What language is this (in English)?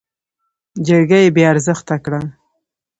Pashto